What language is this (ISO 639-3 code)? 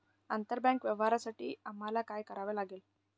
mar